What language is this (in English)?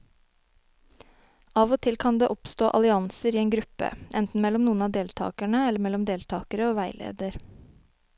Norwegian